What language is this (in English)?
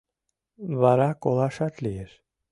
Mari